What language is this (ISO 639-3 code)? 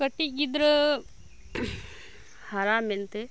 sat